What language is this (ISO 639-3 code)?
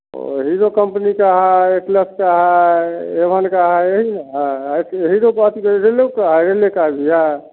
hin